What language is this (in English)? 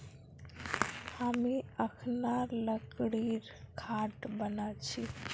Magahi